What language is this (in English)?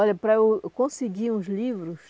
Portuguese